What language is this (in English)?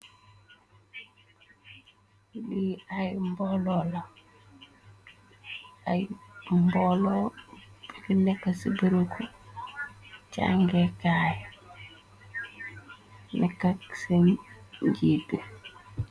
Wolof